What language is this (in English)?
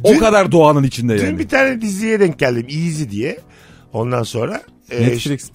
Turkish